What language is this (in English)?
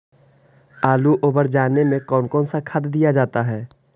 Magahi